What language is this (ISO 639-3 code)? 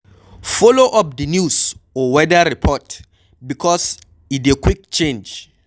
pcm